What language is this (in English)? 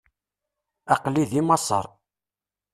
Kabyle